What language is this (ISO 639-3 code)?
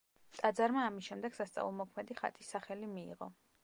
kat